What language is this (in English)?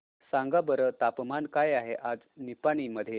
Marathi